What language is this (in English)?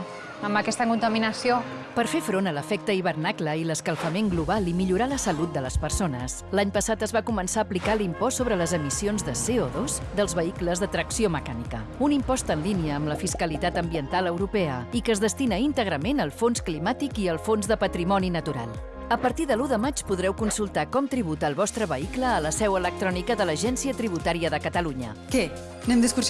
Catalan